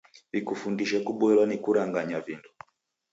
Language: Taita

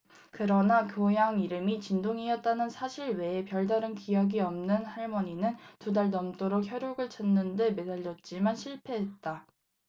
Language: Korean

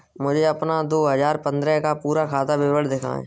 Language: Hindi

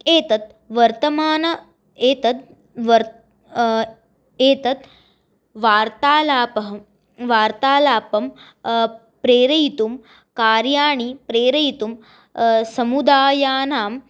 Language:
Sanskrit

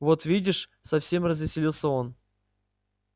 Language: Russian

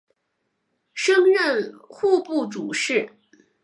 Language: Chinese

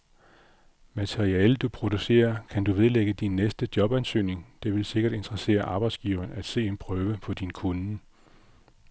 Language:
Danish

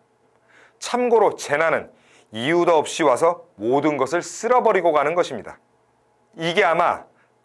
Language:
Korean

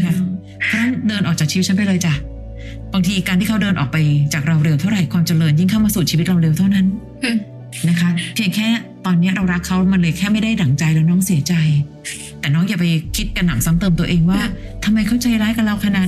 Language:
Thai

